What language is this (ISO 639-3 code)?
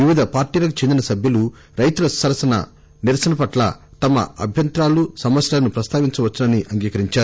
tel